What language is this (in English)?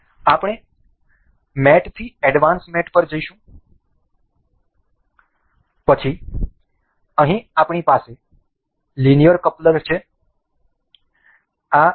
Gujarati